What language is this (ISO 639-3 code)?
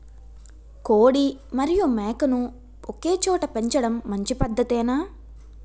tel